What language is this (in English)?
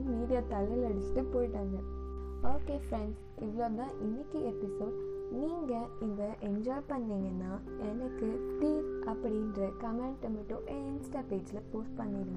Tamil